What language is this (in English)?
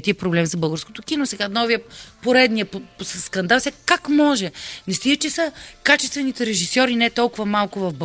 Bulgarian